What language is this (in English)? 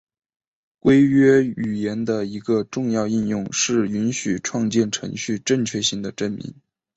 Chinese